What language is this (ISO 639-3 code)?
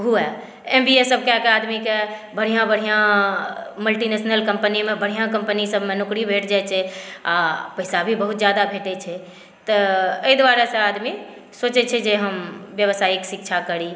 mai